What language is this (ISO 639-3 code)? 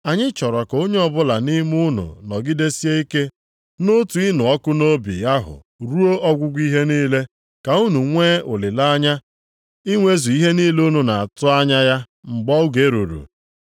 ibo